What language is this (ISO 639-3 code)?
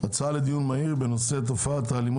heb